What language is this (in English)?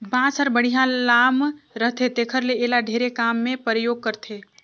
Chhattisgarhi